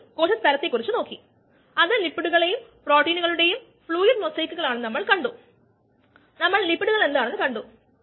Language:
Malayalam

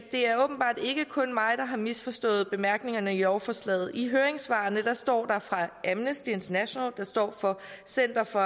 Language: Danish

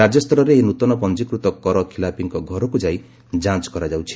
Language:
Odia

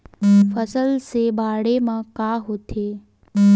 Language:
Chhattisgarhi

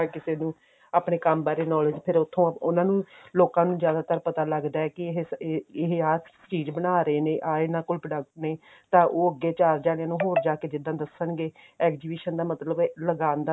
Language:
Punjabi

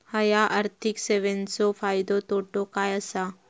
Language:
Marathi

